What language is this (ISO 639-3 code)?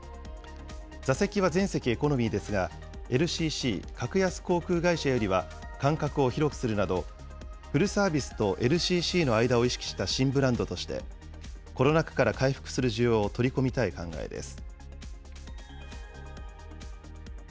jpn